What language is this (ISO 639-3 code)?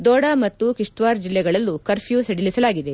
kan